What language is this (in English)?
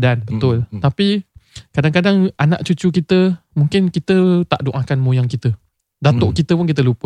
Malay